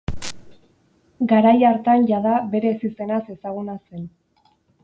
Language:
Basque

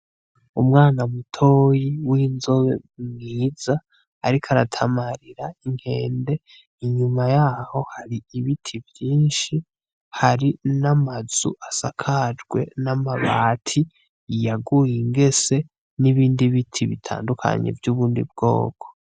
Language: Rundi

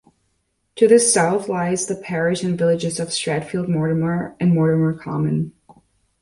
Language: English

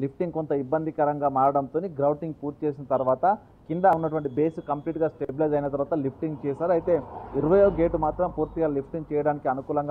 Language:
Telugu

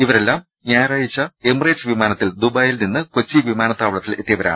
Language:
Malayalam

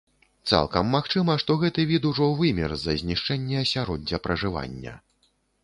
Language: Belarusian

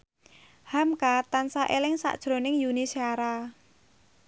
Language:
Javanese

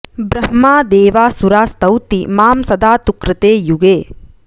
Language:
Sanskrit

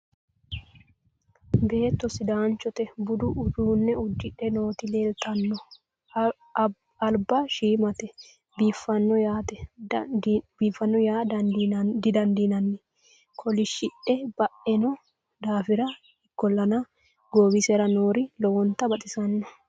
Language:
Sidamo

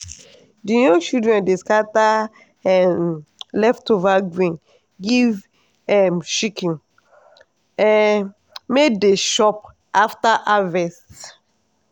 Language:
Nigerian Pidgin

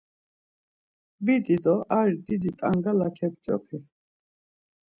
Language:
Laz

